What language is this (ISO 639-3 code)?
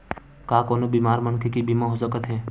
hne